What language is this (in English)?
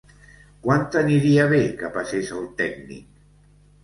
Catalan